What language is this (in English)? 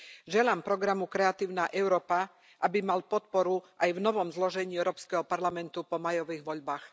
Slovak